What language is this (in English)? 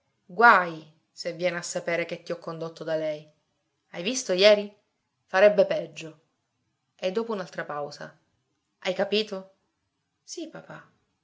Italian